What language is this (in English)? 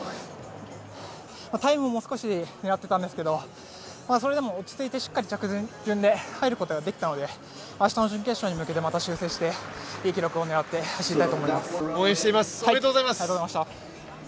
Japanese